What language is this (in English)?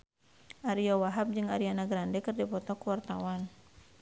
Sundanese